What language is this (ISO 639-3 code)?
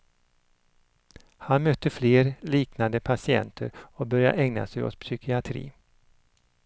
swe